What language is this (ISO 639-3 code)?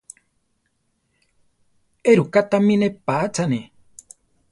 tar